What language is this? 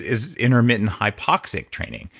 English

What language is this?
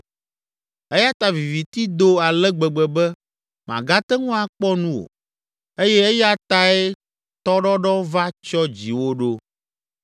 Ewe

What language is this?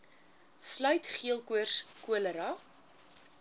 Afrikaans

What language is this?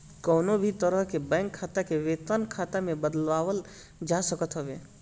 Bhojpuri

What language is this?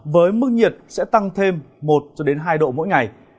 Vietnamese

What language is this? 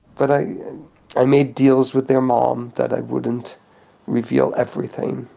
English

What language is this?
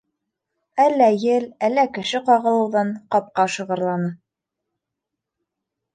Bashkir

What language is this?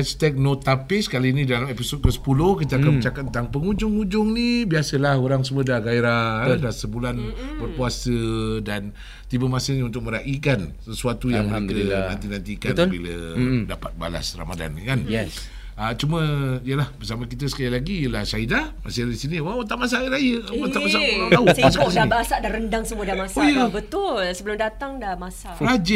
Malay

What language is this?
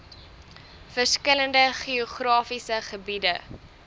Afrikaans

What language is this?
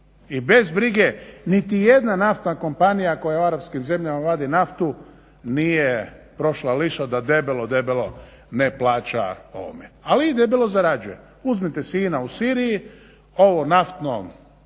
Croatian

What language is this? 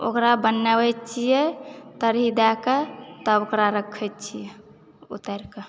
Maithili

